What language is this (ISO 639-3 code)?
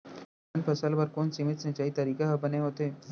hne